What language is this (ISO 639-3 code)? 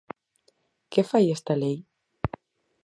glg